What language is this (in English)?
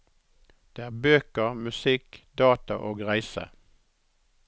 Norwegian